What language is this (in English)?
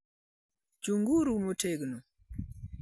Luo (Kenya and Tanzania)